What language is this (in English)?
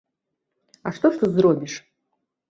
Belarusian